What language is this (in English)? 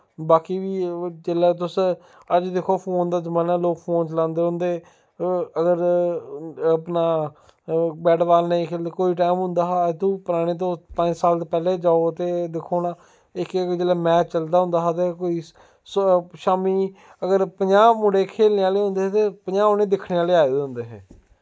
Dogri